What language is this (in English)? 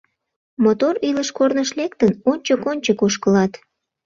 Mari